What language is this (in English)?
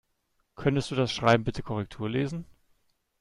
German